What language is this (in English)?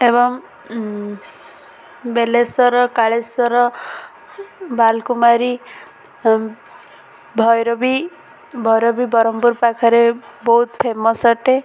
Odia